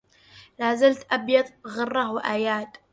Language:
Arabic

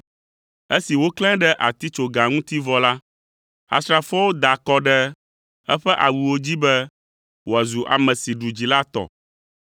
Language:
Ewe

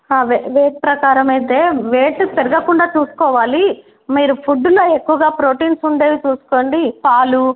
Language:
Telugu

